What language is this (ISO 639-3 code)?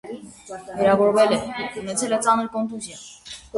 hye